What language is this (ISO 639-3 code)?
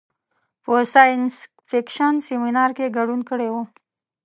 pus